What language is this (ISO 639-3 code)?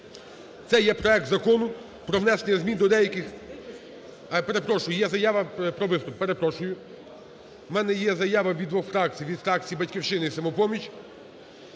ukr